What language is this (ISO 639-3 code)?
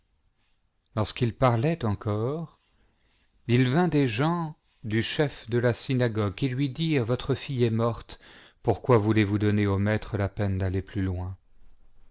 fra